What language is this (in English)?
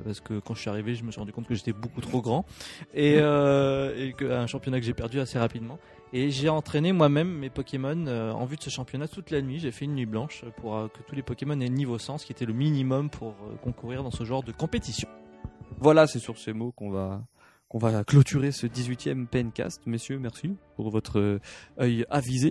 French